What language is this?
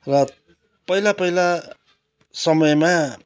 Nepali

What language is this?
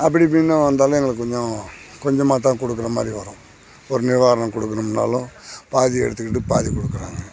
Tamil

